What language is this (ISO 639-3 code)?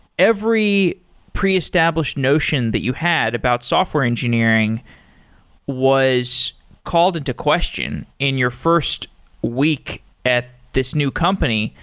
eng